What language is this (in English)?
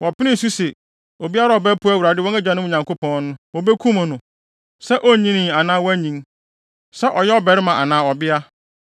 Akan